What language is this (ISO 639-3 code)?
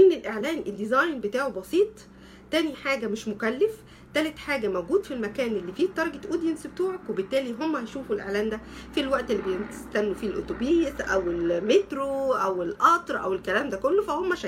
ara